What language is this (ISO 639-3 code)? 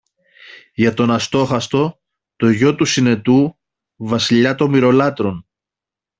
ell